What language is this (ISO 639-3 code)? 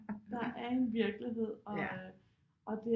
dan